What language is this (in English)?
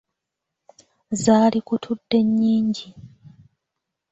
Ganda